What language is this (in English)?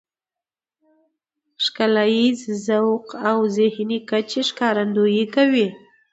Pashto